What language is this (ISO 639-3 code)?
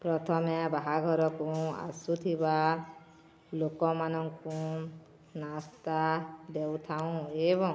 ori